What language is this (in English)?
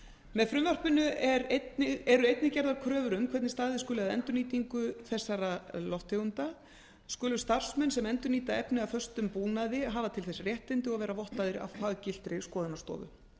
Icelandic